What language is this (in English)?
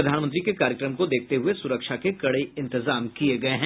Hindi